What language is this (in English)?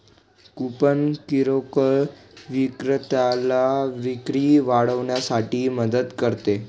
Marathi